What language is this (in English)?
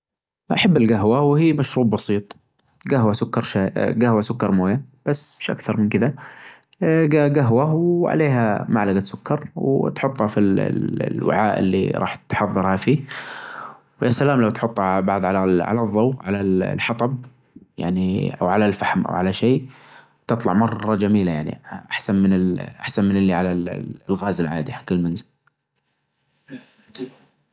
Najdi Arabic